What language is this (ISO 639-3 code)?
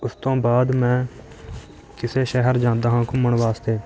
pan